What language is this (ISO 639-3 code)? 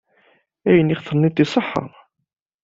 kab